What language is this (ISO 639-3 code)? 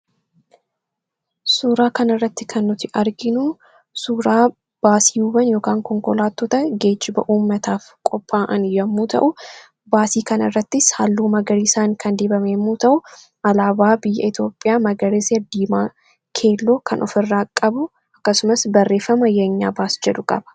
orm